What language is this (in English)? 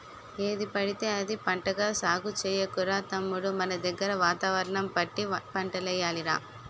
Telugu